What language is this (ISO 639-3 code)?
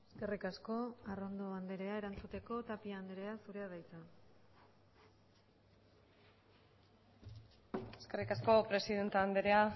eus